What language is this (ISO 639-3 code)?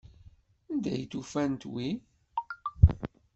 kab